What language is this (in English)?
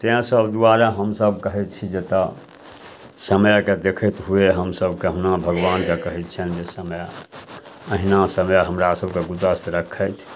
Maithili